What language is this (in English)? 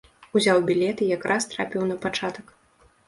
Belarusian